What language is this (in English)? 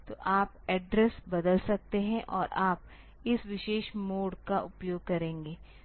Hindi